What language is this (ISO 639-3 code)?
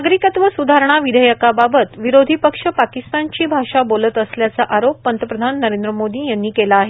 mar